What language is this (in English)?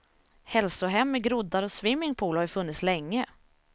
Swedish